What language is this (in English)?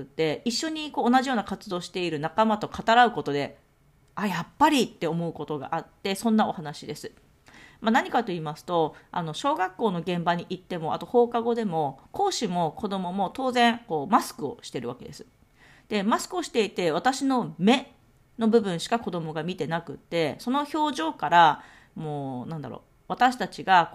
Japanese